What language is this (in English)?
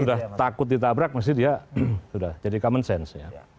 Indonesian